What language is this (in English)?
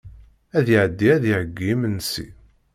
Kabyle